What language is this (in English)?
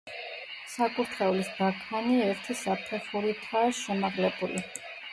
Georgian